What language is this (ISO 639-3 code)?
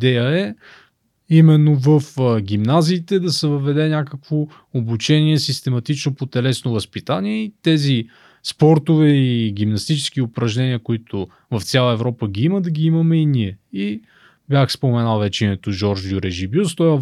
bul